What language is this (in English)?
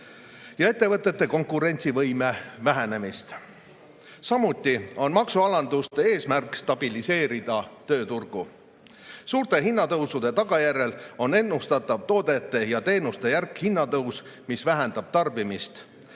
Estonian